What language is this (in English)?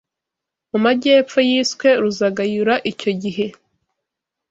Kinyarwanda